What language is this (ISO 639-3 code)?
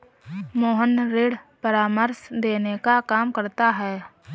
hin